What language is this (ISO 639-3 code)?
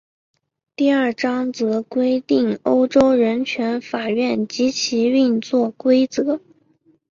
zho